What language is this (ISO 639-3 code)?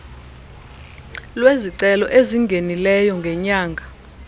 xho